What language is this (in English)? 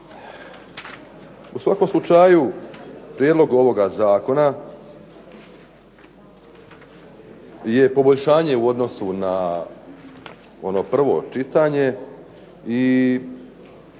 Croatian